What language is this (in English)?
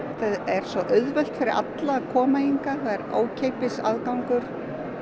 Icelandic